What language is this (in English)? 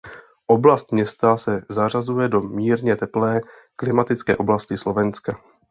Czech